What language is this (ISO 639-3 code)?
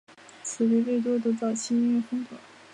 zho